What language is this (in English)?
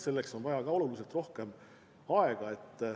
Estonian